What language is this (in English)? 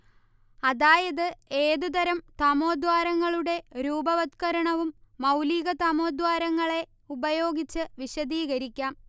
Malayalam